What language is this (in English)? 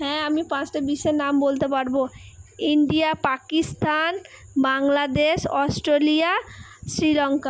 Bangla